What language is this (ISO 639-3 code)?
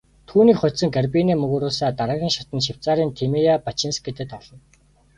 mon